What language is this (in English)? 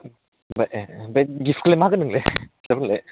Bodo